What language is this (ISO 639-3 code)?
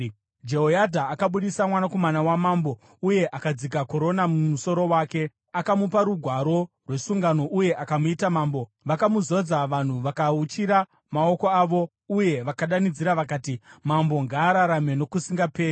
sna